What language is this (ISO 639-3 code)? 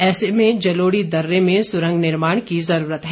hin